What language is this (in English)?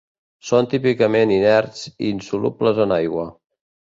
Catalan